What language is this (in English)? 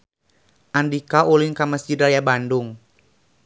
Sundanese